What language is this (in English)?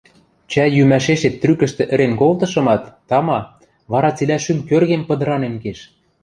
Western Mari